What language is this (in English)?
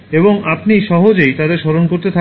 Bangla